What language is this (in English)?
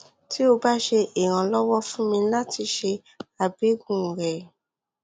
Yoruba